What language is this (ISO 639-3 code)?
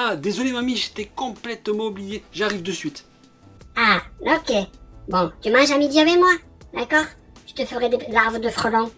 fra